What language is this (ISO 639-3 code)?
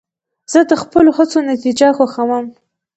pus